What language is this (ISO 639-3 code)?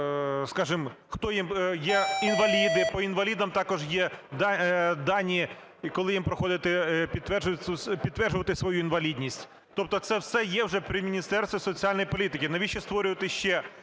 ukr